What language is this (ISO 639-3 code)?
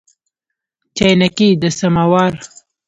pus